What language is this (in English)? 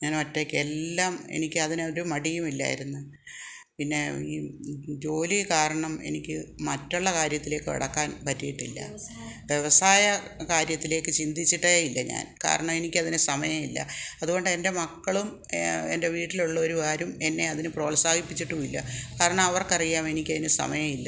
Malayalam